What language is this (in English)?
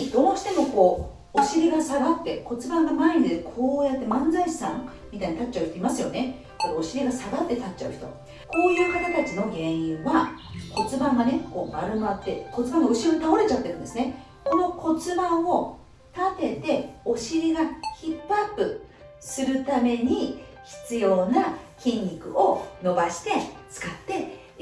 Japanese